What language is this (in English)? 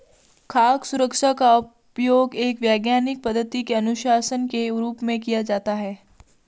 Hindi